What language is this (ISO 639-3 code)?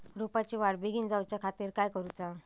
mar